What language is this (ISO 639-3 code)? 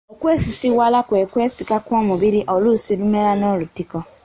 lug